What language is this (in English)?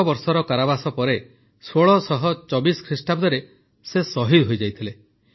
Odia